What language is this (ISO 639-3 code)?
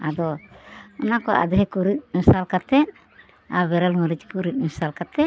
sat